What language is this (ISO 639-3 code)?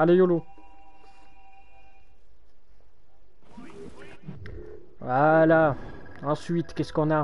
fra